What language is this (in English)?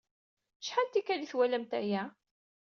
Kabyle